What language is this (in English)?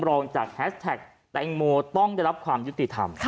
Thai